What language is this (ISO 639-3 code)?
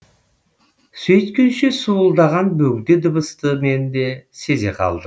kaz